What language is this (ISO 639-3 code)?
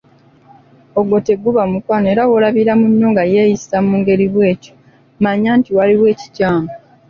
lug